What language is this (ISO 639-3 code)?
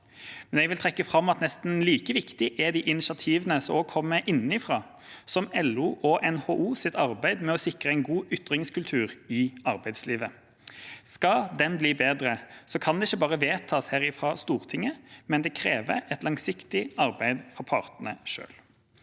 nor